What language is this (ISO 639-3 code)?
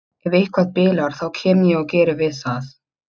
isl